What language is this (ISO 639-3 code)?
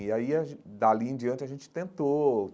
por